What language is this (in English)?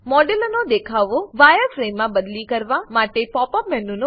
Gujarati